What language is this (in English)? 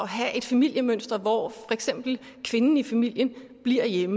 Danish